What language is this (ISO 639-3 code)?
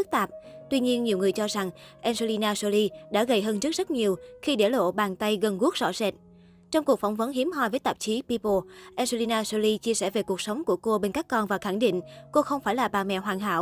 vie